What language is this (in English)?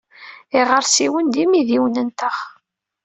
Kabyle